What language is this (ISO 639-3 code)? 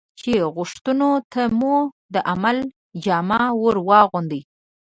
pus